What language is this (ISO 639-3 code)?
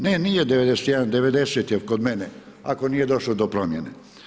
hrv